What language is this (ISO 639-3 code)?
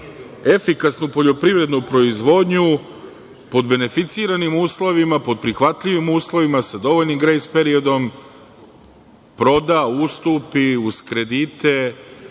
srp